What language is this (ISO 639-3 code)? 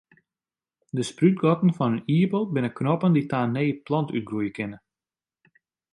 fry